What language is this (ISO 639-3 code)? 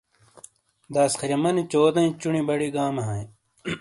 scl